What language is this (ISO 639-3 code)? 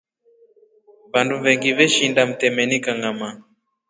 rof